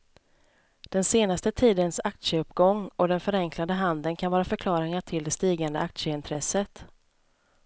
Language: Swedish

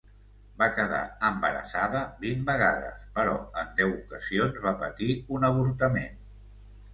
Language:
Catalan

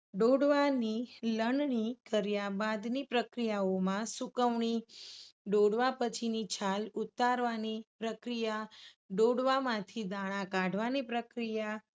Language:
Gujarati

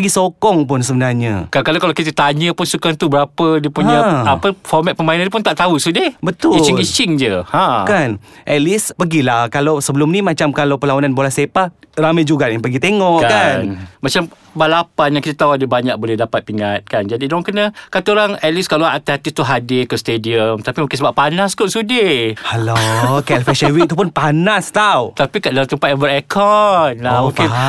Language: Malay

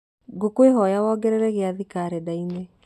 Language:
Kikuyu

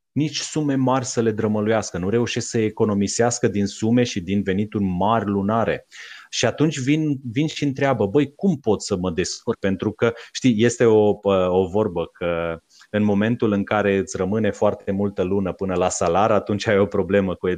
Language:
Romanian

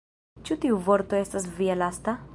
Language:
Esperanto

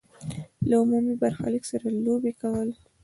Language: Pashto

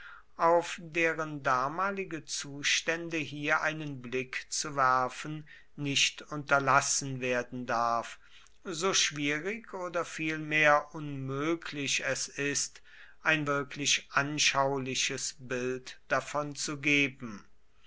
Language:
German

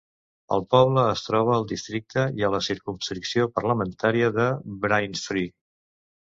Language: Catalan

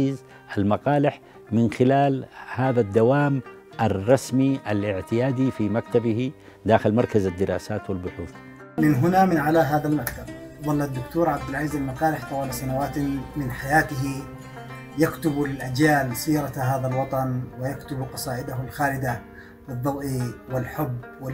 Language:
Arabic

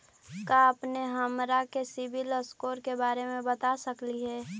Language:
Magahi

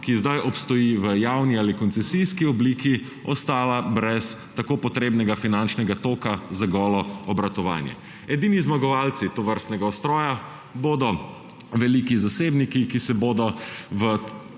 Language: Slovenian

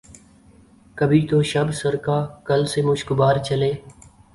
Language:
Urdu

